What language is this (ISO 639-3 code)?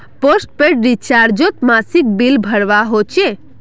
mag